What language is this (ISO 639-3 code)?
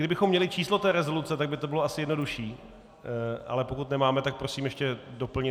ces